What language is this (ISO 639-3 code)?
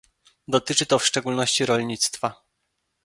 pol